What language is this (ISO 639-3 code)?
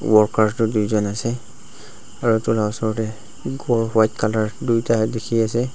nag